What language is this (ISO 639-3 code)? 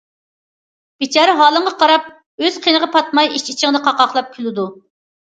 uig